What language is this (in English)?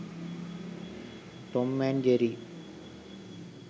Sinhala